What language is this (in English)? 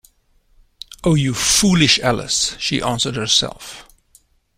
English